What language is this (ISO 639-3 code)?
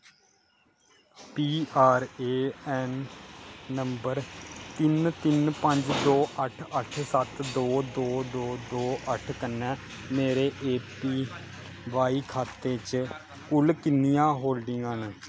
doi